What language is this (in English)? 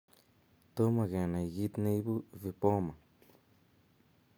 Kalenjin